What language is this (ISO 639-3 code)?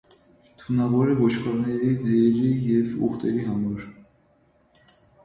hye